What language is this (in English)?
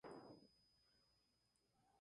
Spanish